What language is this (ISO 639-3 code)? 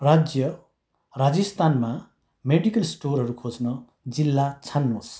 nep